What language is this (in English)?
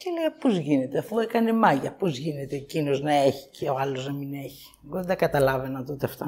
Greek